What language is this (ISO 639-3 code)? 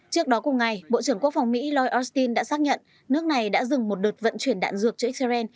vie